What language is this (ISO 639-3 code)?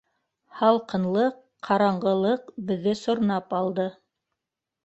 bak